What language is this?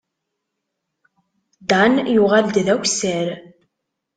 Kabyle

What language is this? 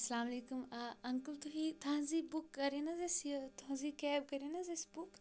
Kashmiri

